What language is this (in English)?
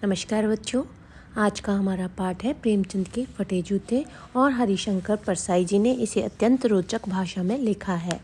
Hindi